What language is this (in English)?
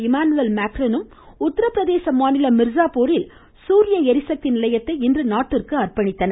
Tamil